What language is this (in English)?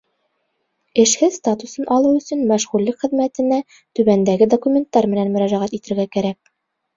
Bashkir